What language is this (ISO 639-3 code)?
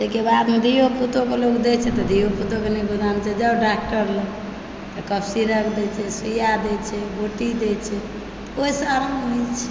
mai